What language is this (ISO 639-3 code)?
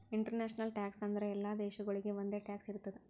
kan